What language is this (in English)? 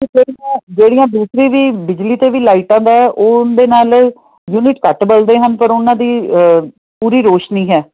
Punjabi